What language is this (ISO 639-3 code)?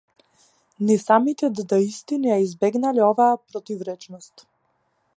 mkd